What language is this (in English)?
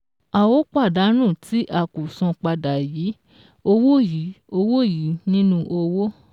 Yoruba